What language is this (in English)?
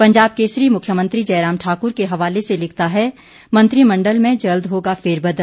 Hindi